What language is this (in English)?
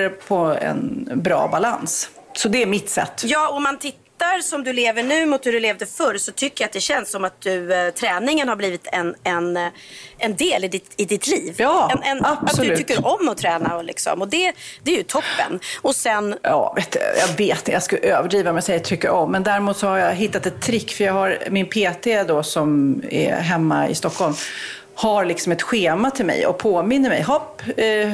Swedish